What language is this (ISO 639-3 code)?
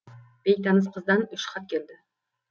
kaz